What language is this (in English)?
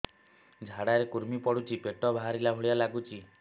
Odia